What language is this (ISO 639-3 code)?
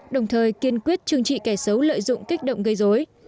vie